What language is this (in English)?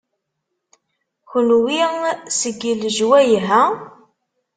Kabyle